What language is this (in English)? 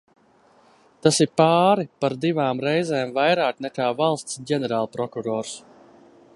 Latvian